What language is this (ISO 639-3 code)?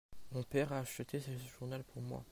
fra